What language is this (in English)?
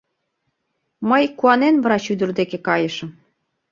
Mari